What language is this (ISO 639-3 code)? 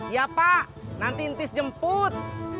ind